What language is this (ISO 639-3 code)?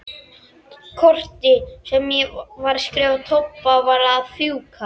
isl